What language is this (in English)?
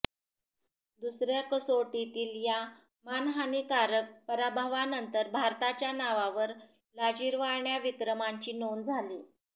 Marathi